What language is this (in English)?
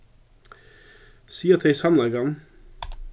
Faroese